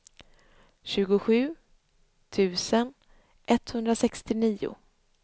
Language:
Swedish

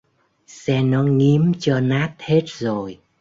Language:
Vietnamese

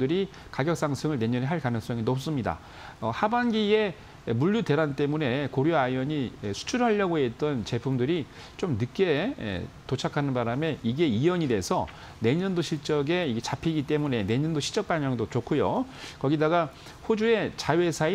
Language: Korean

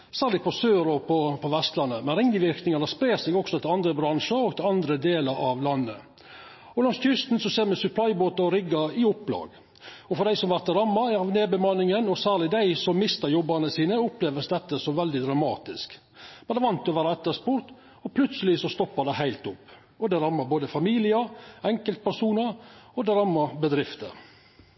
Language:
Norwegian Nynorsk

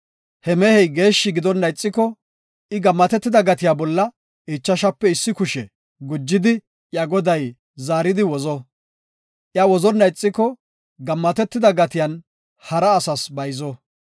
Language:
Gofa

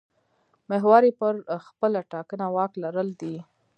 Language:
Pashto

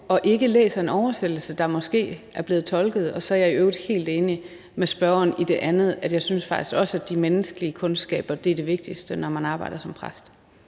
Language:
Danish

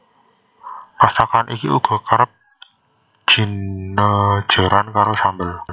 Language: Javanese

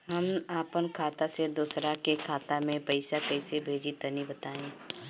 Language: Bhojpuri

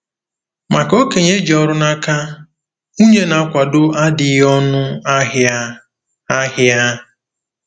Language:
Igbo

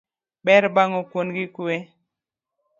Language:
Luo (Kenya and Tanzania)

